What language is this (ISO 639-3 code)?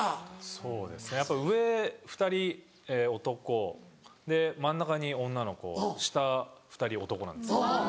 jpn